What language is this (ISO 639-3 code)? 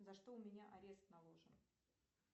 rus